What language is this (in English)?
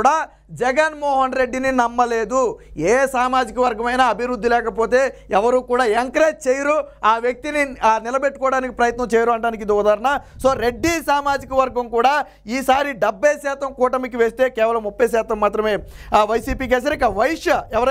Telugu